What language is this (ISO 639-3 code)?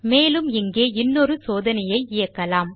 tam